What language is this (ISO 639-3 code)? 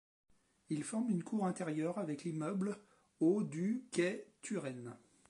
fra